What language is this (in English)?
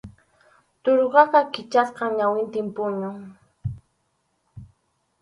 Arequipa-La Unión Quechua